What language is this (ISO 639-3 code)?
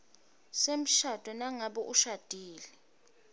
ssw